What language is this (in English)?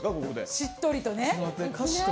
Japanese